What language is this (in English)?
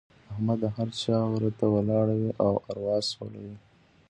Pashto